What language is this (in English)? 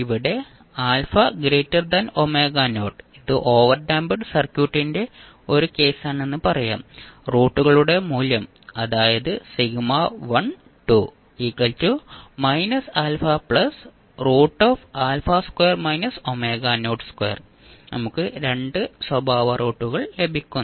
Malayalam